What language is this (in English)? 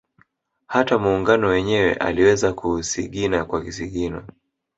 Swahili